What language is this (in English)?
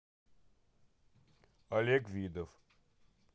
Russian